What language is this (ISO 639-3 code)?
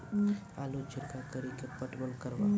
mai